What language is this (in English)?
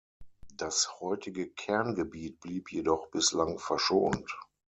German